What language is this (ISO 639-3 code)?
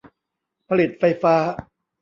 tha